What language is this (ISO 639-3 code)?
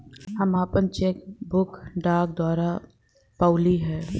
bho